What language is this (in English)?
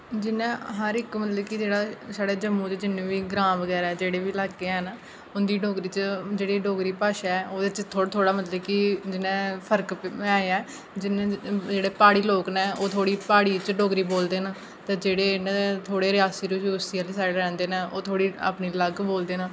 Dogri